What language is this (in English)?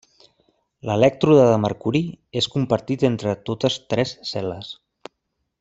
Catalan